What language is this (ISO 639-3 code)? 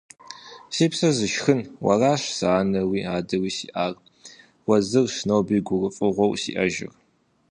kbd